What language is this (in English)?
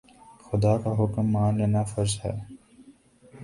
Urdu